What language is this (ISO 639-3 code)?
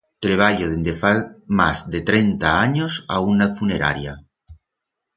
arg